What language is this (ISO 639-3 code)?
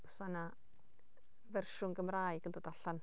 cym